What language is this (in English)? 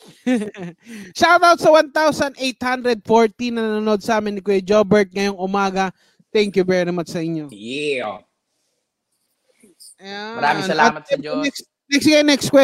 Filipino